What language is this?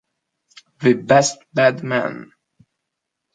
Italian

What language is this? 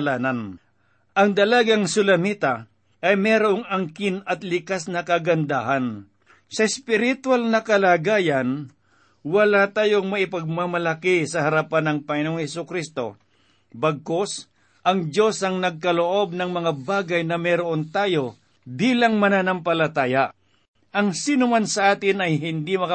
Filipino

